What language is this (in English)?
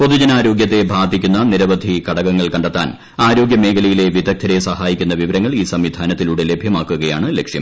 Malayalam